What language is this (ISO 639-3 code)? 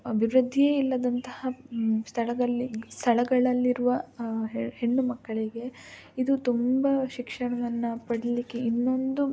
kan